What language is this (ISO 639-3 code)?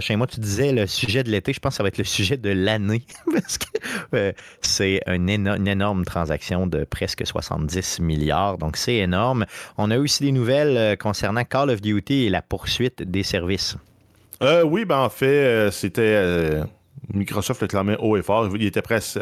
fra